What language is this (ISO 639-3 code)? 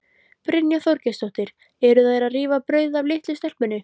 isl